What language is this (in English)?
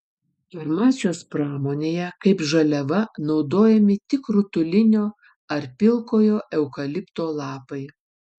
Lithuanian